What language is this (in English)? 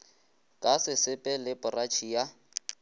Northern Sotho